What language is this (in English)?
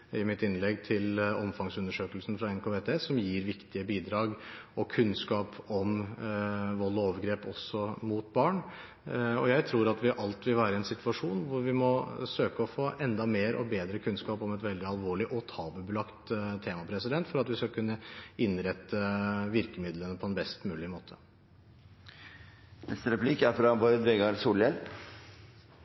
Norwegian Bokmål